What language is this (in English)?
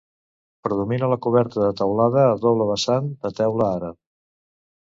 Catalan